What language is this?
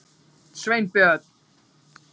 Icelandic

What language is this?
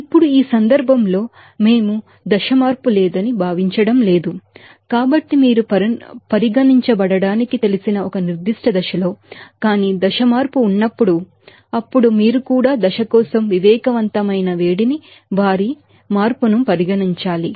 Telugu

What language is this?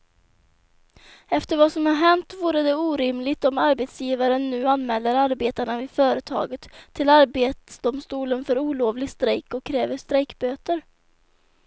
Swedish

